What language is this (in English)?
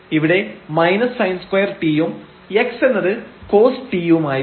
Malayalam